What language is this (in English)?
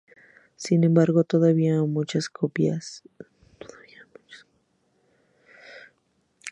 Spanish